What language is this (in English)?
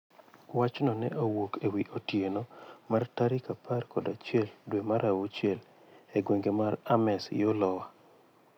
Luo (Kenya and Tanzania)